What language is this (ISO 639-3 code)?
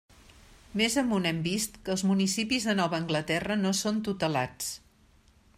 cat